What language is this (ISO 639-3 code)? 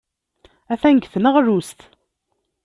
kab